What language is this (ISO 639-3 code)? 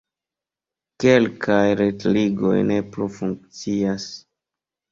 epo